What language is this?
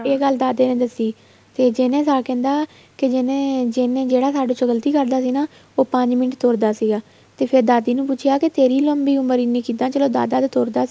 Punjabi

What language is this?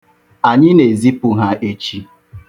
Igbo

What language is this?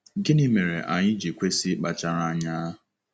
Igbo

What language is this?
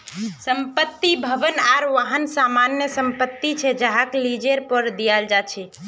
Magahi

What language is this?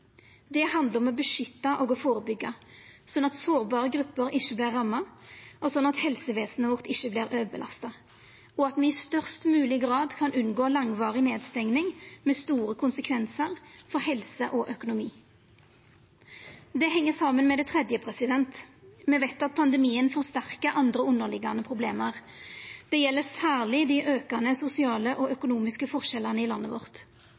Norwegian Nynorsk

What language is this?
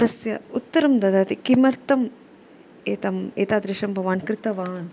Sanskrit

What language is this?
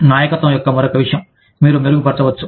Telugu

